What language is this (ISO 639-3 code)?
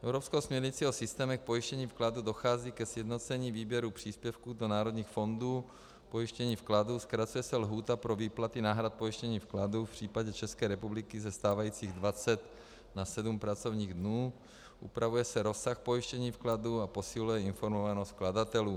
ces